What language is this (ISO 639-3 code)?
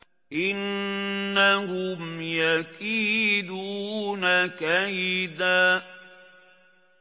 ara